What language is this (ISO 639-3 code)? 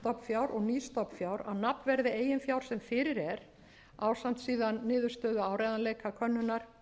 isl